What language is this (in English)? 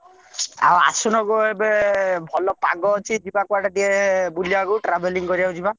Odia